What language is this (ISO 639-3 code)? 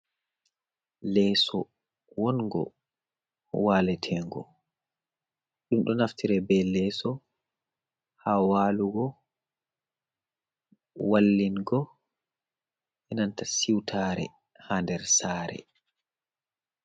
ful